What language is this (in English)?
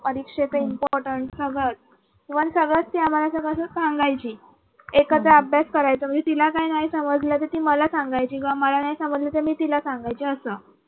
Marathi